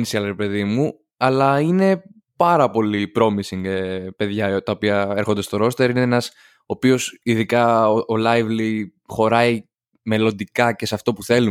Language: Greek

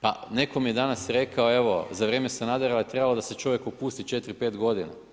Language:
Croatian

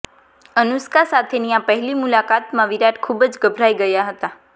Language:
Gujarati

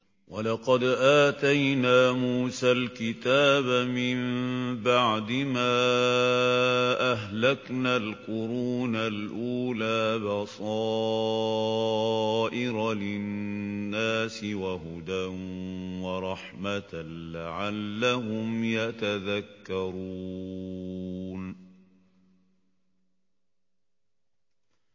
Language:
Arabic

